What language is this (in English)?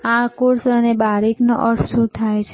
Gujarati